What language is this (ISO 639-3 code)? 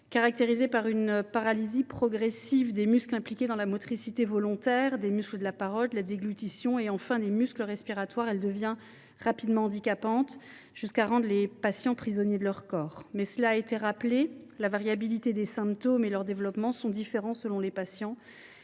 fra